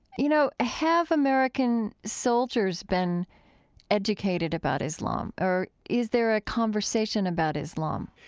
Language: English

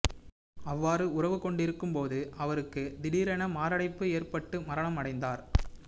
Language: Tamil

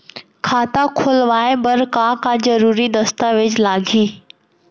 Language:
Chhattisgarhi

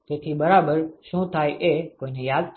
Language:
Gujarati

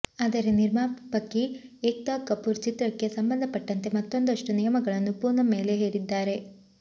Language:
Kannada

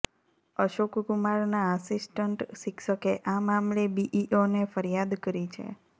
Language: Gujarati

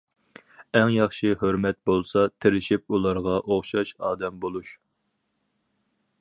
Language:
Uyghur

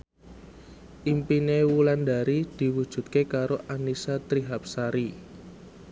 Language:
Javanese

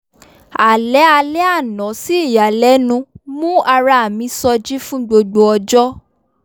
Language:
Yoruba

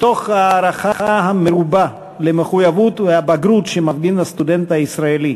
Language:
Hebrew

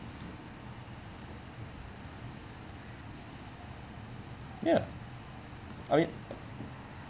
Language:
English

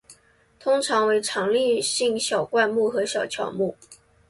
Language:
Chinese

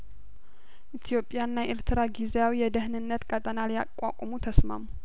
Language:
Amharic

